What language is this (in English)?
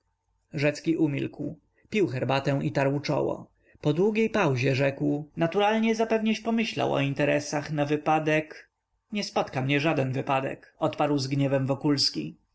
Polish